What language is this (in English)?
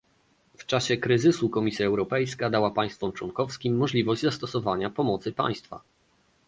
Polish